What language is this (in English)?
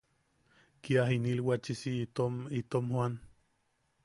Yaqui